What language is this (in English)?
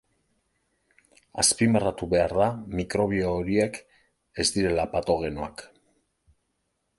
Basque